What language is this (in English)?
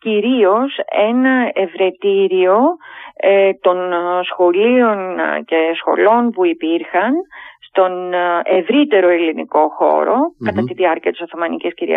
Greek